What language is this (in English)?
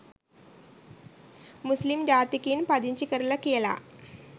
Sinhala